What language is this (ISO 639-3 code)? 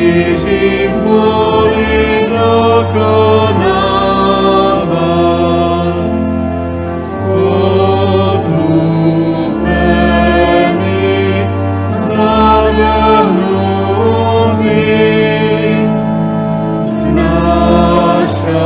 slk